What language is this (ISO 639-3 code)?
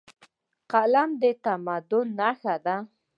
pus